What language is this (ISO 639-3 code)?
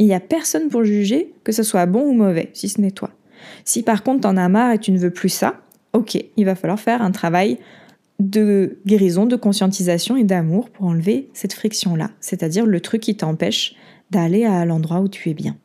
fra